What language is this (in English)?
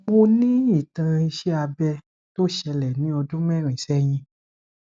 Yoruba